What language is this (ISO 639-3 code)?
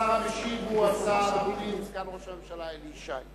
heb